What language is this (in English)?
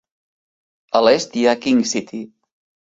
Catalan